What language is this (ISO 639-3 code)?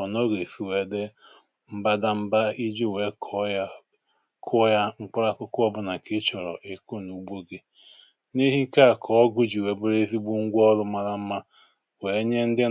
ibo